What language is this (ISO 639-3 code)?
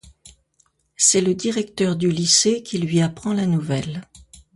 fra